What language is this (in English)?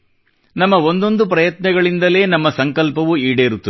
Kannada